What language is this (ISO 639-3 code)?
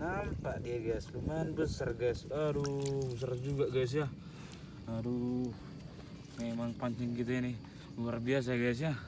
ind